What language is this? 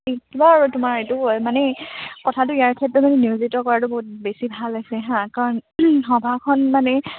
Assamese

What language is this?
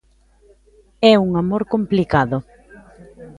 Galician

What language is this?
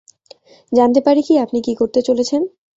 Bangla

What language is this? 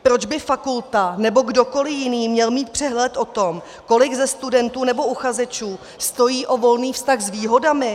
Czech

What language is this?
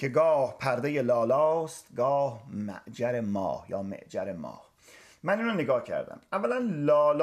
Persian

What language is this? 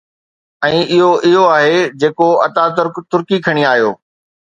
Sindhi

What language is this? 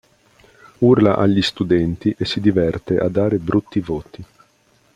Italian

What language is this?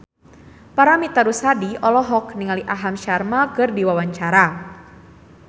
Sundanese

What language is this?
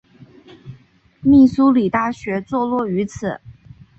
Chinese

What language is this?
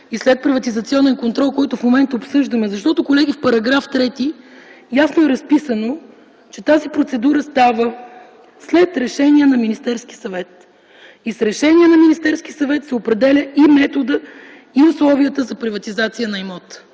Bulgarian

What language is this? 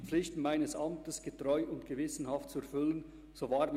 Swiss German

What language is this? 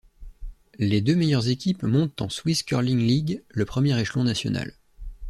French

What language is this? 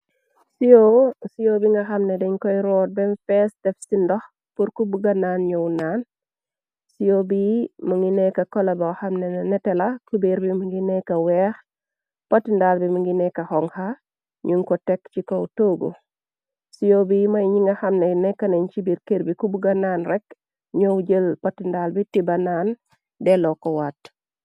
Wolof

